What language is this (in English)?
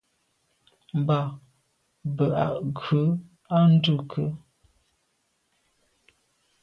Medumba